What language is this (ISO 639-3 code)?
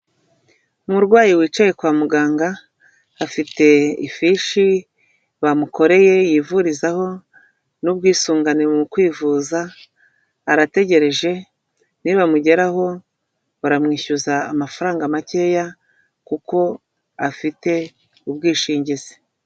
kin